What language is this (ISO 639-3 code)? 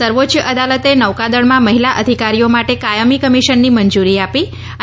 guj